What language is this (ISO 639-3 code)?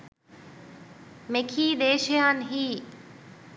sin